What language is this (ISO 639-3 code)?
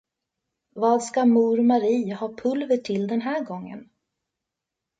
swe